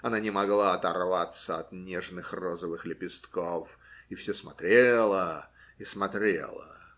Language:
Russian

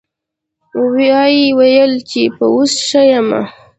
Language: Pashto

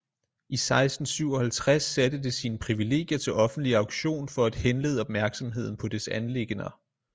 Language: Danish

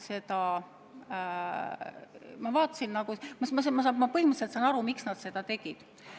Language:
Estonian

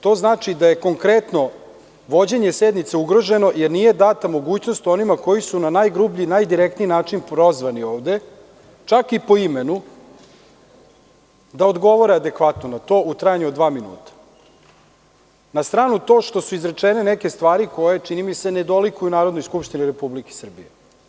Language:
Serbian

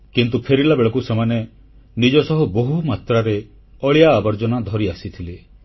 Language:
Odia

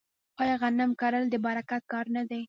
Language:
Pashto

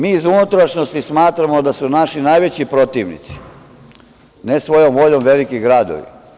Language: Serbian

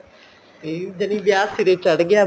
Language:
Punjabi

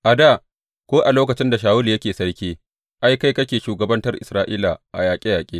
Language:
Hausa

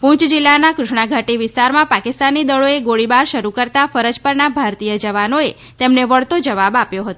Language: Gujarati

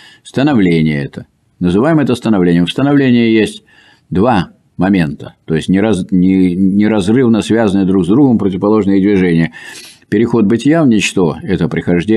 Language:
Russian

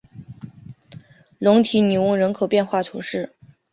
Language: Chinese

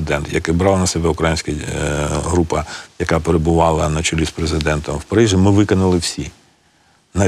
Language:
Ukrainian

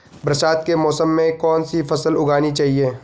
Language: Hindi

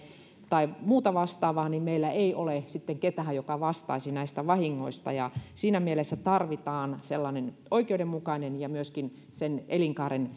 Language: Finnish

